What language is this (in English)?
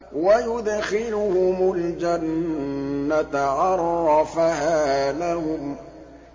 Arabic